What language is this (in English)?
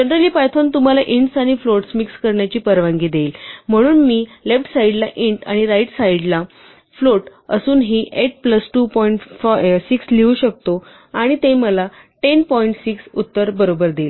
Marathi